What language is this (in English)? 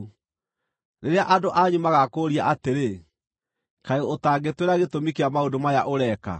Kikuyu